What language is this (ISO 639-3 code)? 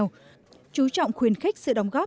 vie